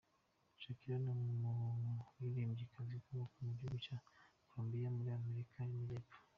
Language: Kinyarwanda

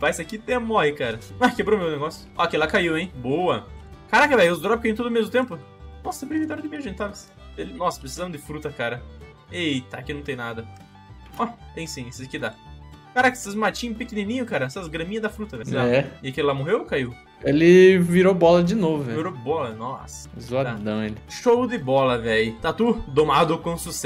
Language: Portuguese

